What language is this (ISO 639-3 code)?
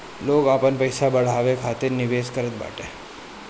bho